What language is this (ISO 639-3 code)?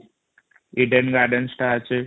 ori